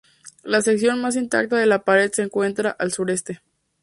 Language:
Spanish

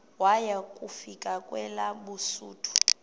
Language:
Xhosa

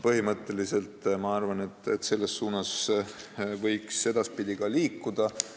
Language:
Estonian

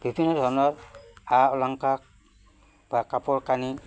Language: Assamese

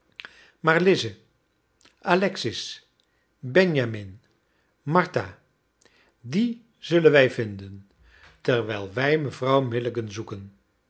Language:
Dutch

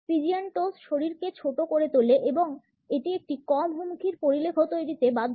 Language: Bangla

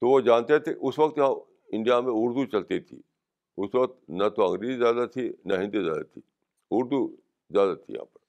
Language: Urdu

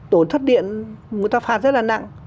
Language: Vietnamese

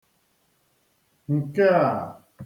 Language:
Igbo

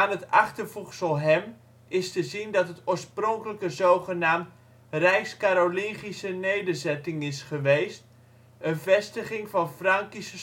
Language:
Dutch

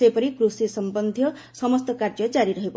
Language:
Odia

